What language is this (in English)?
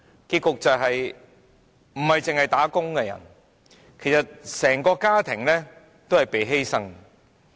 Cantonese